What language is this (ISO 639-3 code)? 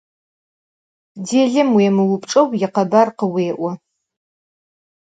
ady